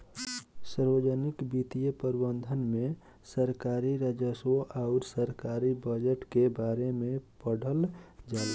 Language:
Bhojpuri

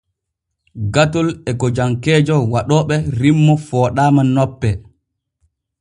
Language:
Borgu Fulfulde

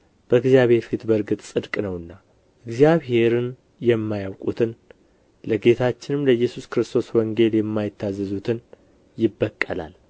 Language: Amharic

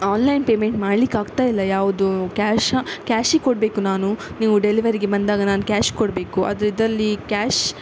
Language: Kannada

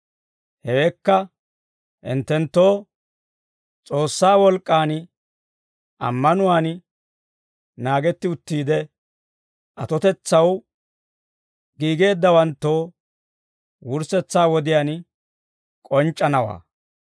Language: Dawro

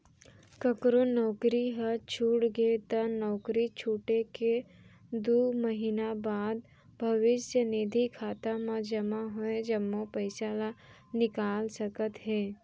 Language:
Chhattisgarhi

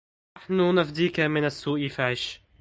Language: Arabic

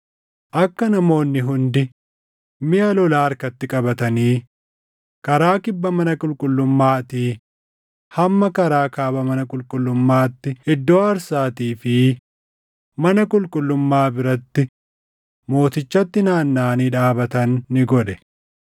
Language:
Oromo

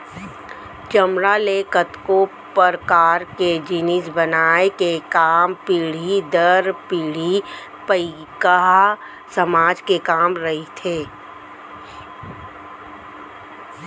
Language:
Chhattisgarhi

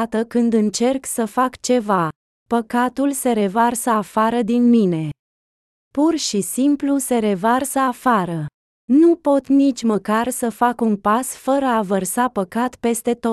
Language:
Romanian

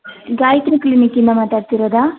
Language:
Kannada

